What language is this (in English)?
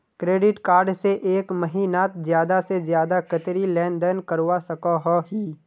Magahi